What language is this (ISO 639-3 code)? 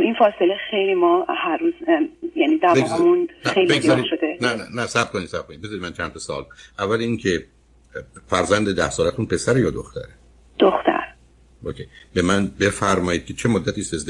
fas